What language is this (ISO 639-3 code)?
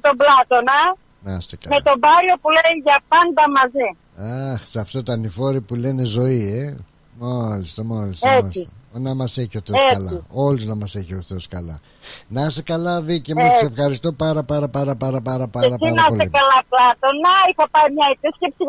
ell